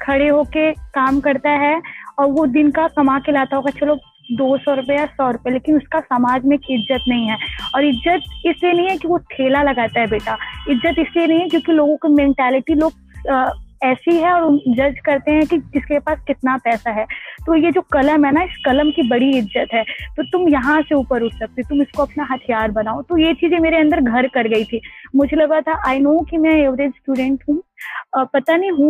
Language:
Hindi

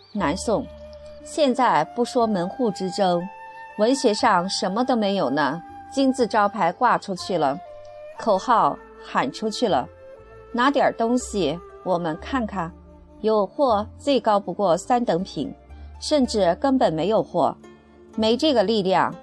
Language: Chinese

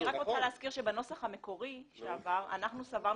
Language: Hebrew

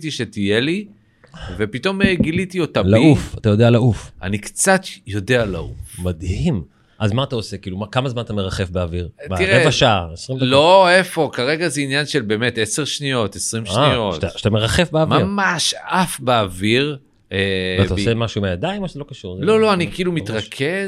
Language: Hebrew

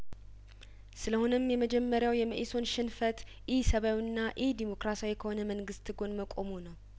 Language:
Amharic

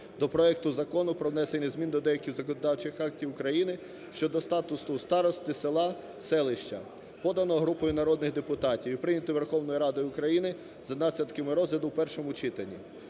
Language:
Ukrainian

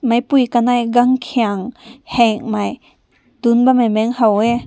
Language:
Rongmei Naga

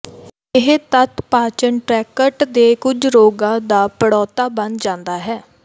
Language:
Punjabi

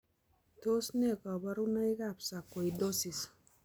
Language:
Kalenjin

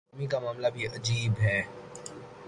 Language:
Urdu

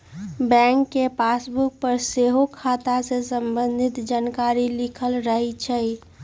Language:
Magahi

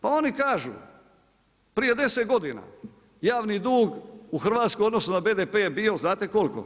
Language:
Croatian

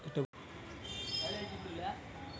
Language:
Telugu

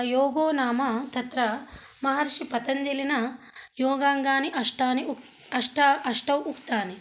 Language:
Sanskrit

